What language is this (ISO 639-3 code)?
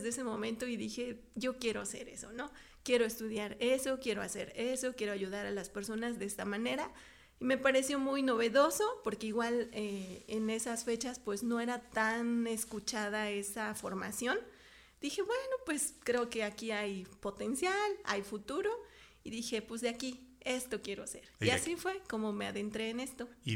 spa